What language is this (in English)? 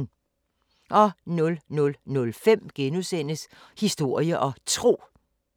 Danish